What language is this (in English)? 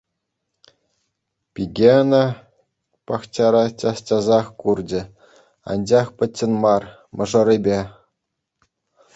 Chuvash